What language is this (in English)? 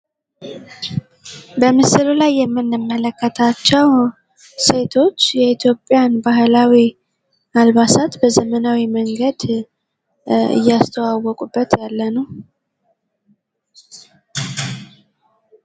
Amharic